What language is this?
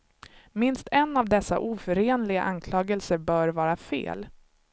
Swedish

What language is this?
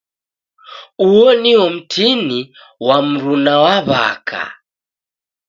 Taita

